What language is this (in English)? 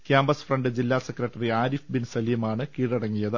Malayalam